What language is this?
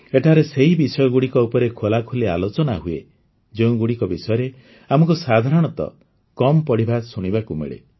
Odia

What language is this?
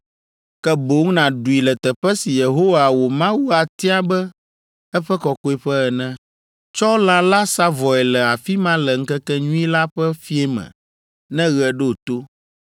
Ewe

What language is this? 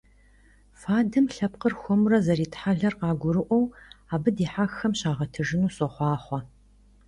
Kabardian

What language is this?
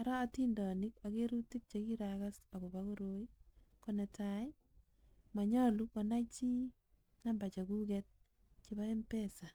Kalenjin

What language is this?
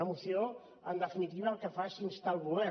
Catalan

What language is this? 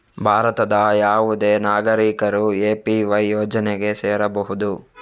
Kannada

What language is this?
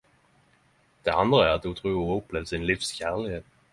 Norwegian Nynorsk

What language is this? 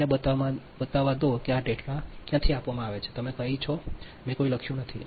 Gujarati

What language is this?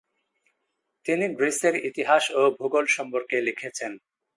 Bangla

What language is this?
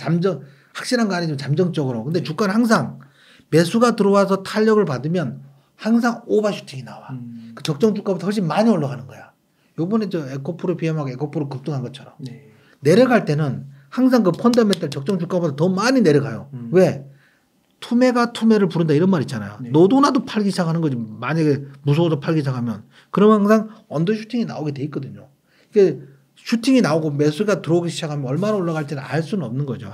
Korean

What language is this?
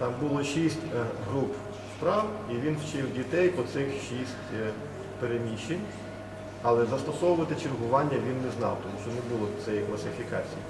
Ukrainian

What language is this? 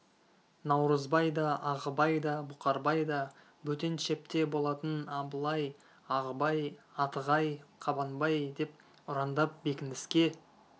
Kazakh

